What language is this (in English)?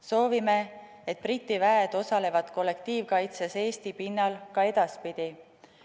Estonian